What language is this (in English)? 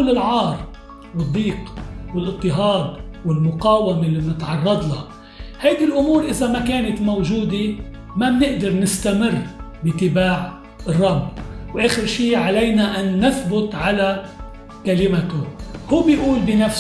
Arabic